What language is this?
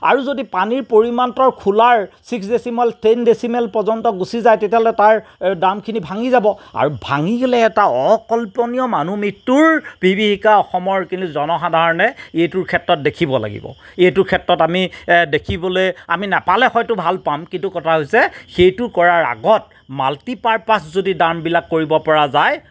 Assamese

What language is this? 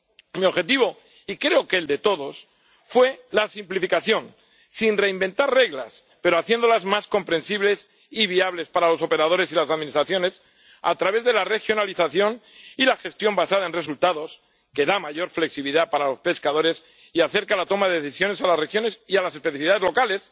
Spanish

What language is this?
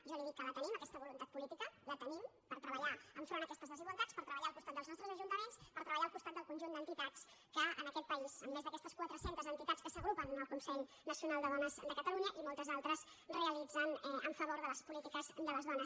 Catalan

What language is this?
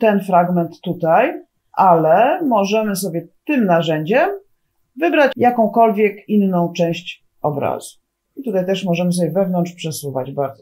Polish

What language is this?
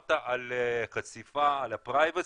Hebrew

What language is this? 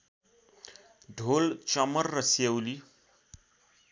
Nepali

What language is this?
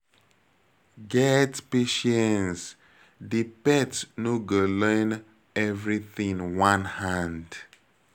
Nigerian Pidgin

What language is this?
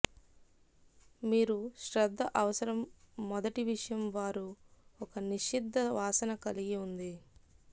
Telugu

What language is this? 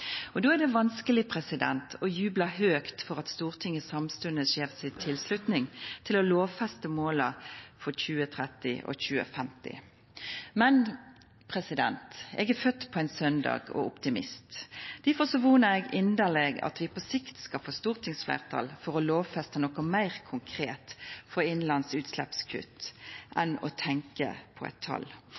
Norwegian Nynorsk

